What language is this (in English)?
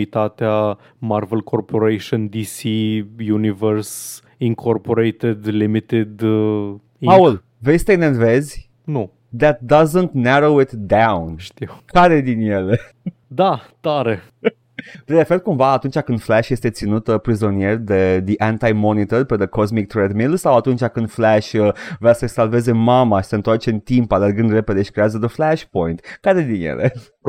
Romanian